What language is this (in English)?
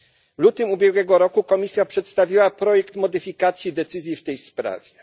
Polish